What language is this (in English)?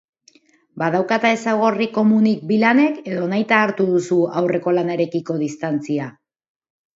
Basque